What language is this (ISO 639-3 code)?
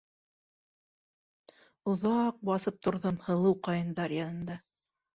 bak